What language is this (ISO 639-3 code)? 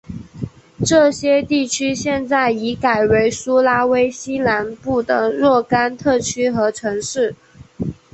zho